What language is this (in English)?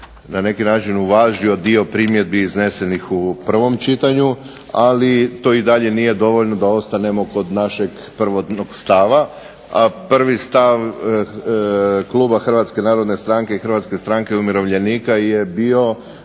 Croatian